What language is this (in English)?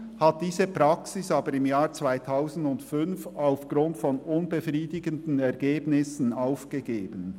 Swiss German